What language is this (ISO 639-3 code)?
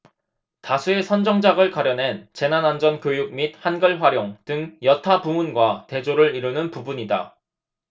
kor